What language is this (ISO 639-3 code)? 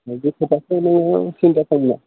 brx